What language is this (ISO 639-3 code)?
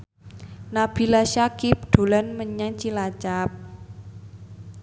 jav